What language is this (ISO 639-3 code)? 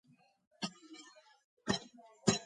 kat